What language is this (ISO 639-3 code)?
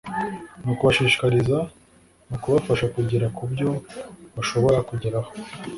kin